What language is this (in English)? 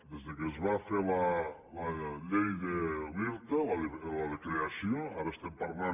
Catalan